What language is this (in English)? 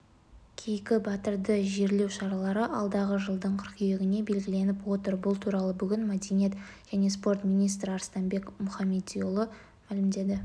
Kazakh